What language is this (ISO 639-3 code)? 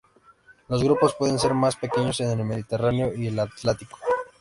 spa